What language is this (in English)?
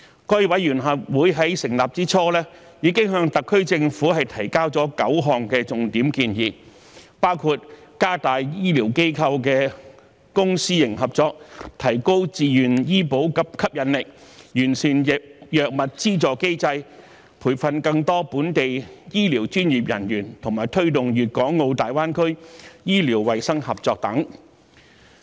Cantonese